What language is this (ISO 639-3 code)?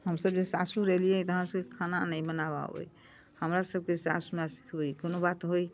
mai